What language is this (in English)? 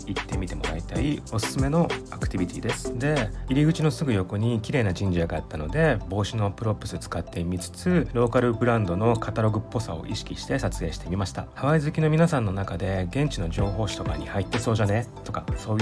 Japanese